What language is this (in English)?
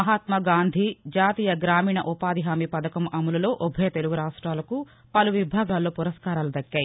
Telugu